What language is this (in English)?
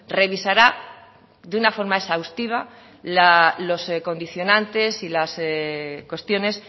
Spanish